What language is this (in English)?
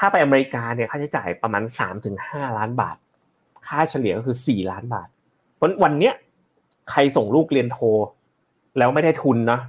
Thai